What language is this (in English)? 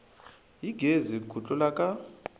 Tsonga